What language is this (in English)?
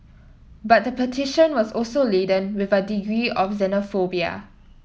English